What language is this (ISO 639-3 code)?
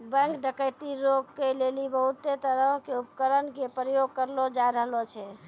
mai